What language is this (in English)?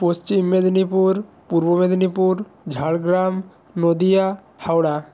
Bangla